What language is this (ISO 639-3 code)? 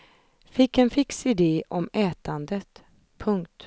swe